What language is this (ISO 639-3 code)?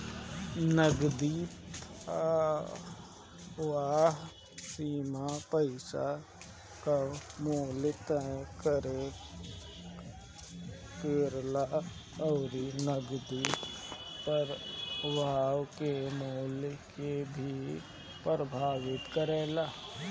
bho